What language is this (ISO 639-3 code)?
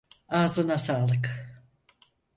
tur